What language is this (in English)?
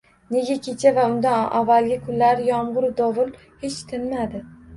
Uzbek